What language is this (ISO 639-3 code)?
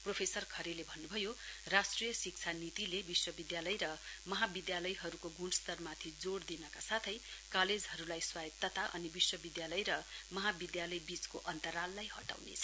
nep